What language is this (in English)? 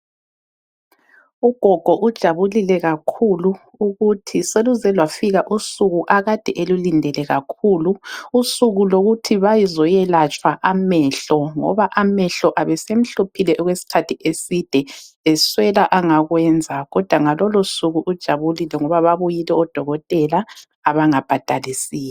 North Ndebele